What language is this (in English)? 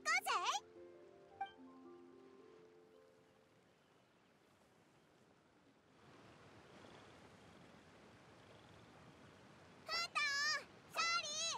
Japanese